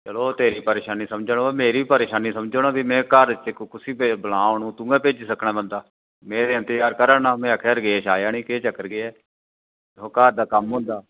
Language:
Dogri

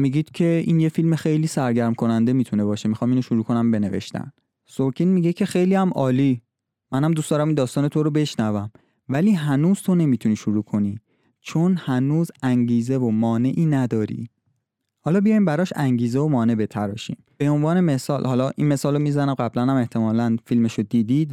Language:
Persian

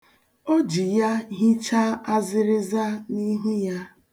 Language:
Igbo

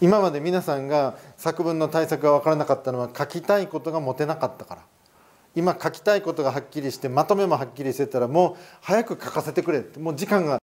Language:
Japanese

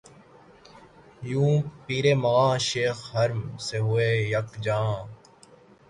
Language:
Urdu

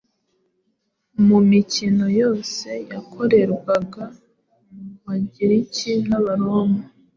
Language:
Kinyarwanda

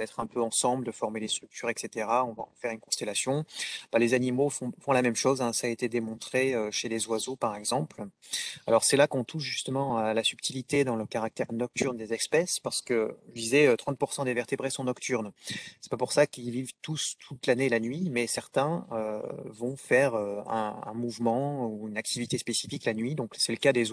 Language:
French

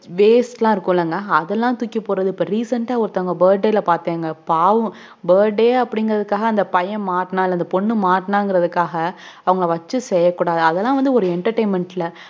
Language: Tamil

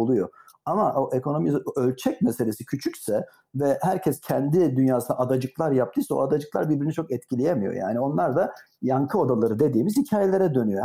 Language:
Turkish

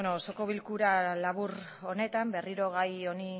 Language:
Basque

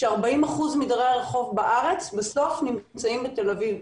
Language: Hebrew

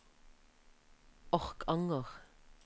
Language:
Norwegian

